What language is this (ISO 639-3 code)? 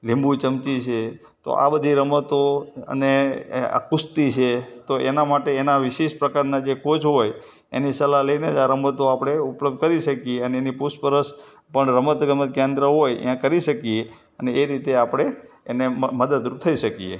guj